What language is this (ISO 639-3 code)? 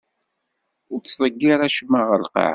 kab